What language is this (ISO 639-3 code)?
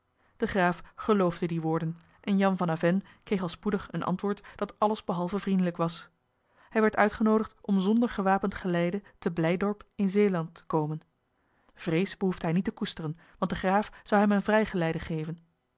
nld